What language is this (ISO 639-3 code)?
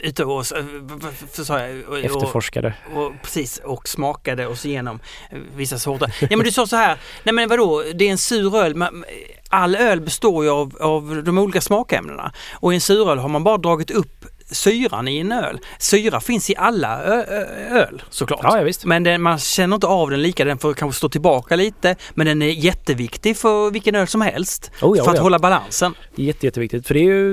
swe